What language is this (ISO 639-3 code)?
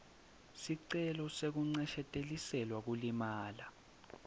ssw